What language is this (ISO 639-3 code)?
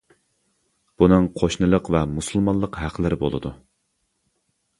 uig